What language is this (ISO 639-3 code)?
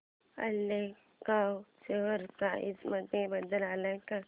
mar